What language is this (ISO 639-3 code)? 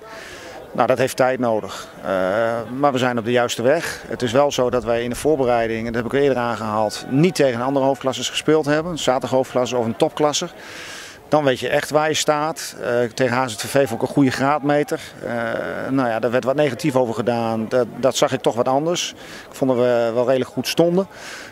nld